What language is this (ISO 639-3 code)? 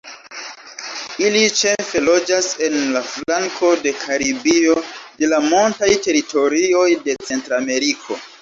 epo